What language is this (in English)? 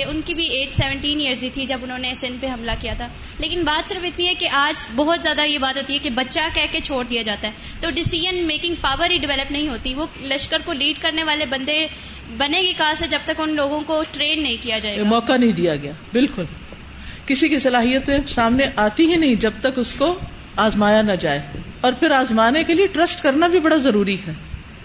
Urdu